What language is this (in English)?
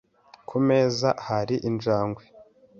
Kinyarwanda